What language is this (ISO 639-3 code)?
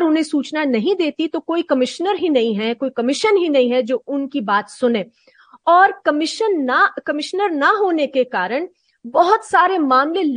hin